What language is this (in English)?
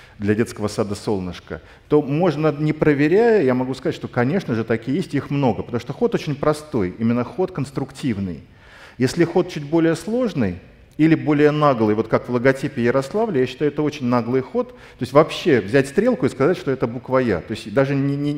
Russian